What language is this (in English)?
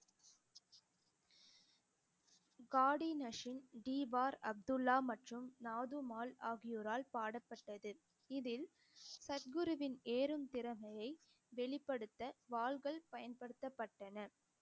Tamil